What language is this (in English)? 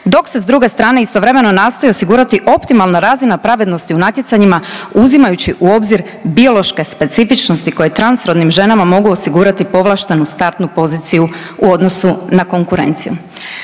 Croatian